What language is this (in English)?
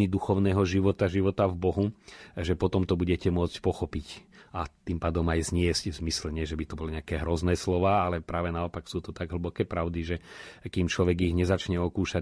Slovak